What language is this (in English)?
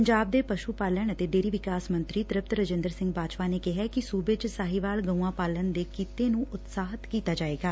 Punjabi